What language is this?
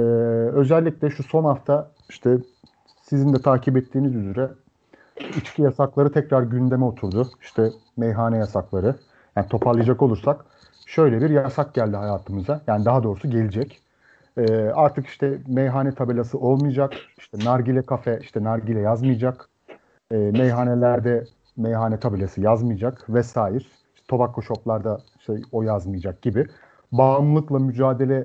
Turkish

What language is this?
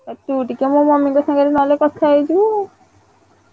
Odia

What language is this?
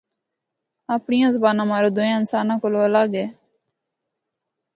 Northern Hindko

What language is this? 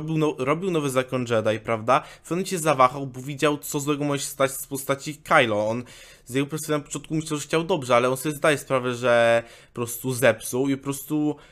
Polish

